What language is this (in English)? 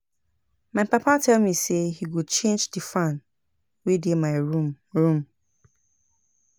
Nigerian Pidgin